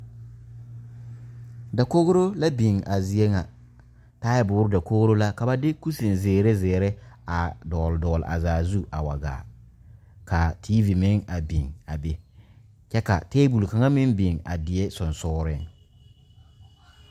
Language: Southern Dagaare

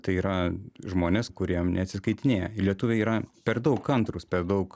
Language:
Lithuanian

